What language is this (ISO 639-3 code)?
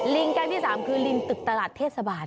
tha